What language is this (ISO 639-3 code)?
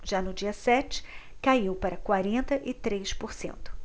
por